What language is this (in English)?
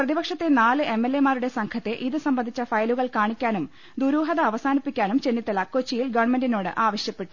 Malayalam